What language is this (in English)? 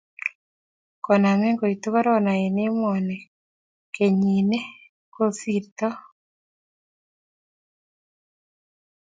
Kalenjin